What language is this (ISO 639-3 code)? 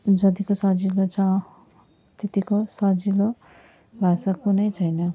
nep